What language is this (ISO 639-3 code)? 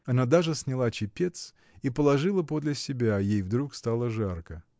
rus